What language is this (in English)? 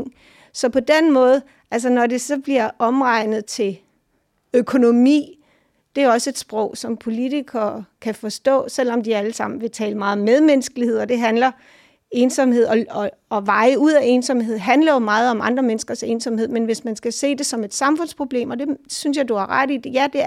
Danish